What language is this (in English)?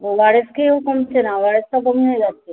Bangla